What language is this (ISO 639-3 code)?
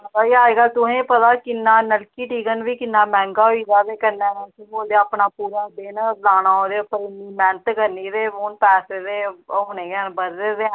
doi